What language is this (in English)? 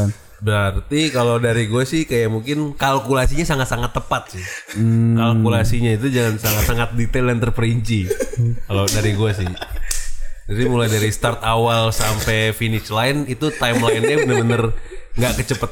Indonesian